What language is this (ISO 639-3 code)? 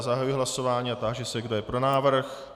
ces